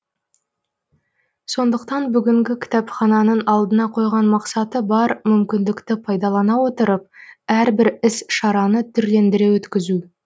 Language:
Kazakh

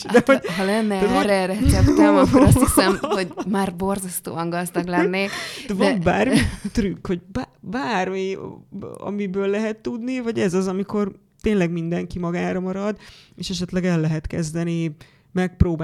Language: Hungarian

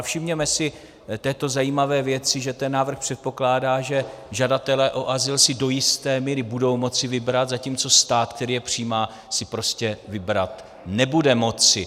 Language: Czech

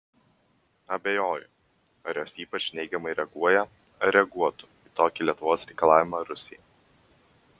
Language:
Lithuanian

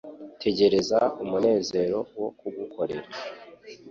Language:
Kinyarwanda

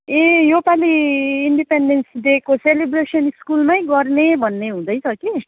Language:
Nepali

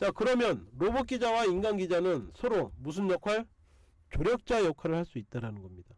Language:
Korean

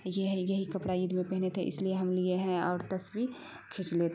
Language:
Urdu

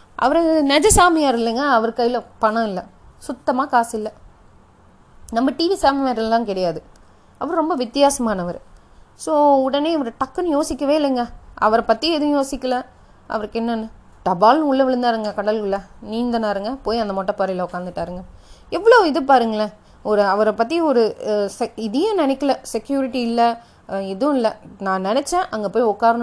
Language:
Tamil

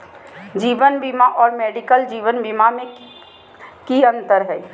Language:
Magahi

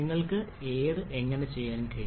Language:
Malayalam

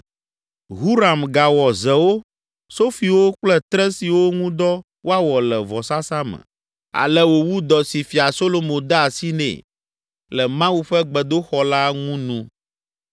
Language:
Ewe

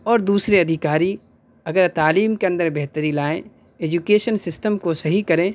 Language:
Urdu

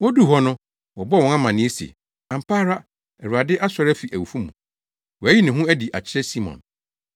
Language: Akan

